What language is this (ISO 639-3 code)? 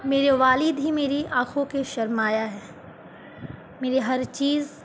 urd